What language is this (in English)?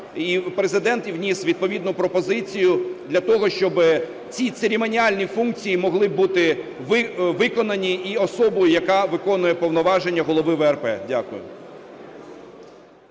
Ukrainian